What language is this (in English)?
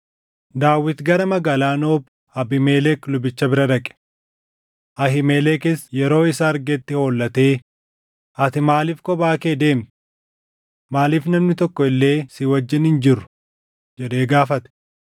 Oromo